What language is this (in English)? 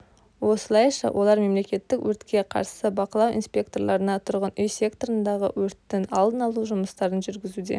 Kazakh